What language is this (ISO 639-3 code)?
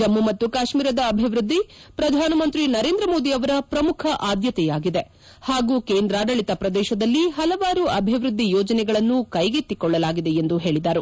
kan